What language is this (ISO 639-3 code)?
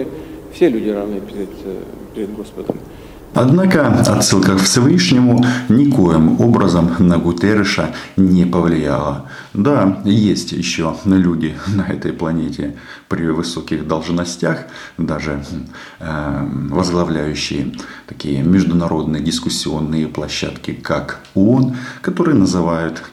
rus